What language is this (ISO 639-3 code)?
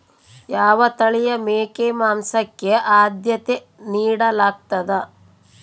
kan